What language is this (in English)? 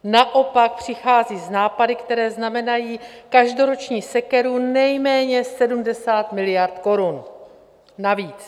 Czech